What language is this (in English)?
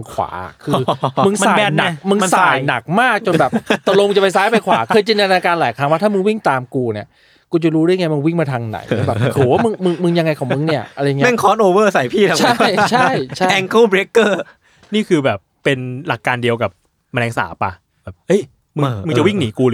Thai